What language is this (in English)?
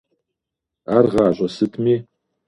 Kabardian